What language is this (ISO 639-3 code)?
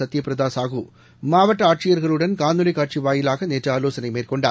tam